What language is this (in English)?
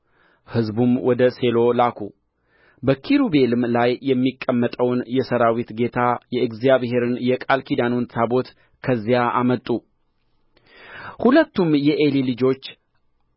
Amharic